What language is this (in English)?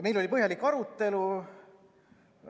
Estonian